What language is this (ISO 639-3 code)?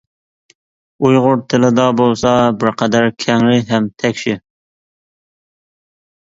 uig